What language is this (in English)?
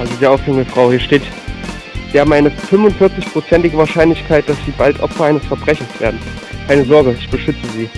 German